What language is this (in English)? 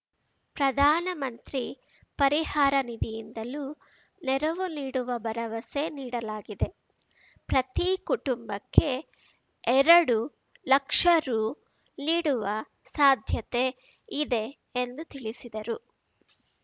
Kannada